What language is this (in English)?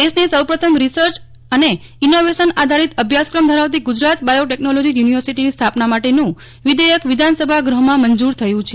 Gujarati